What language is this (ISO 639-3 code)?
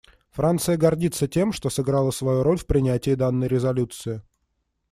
rus